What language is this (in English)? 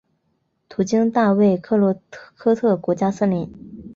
Chinese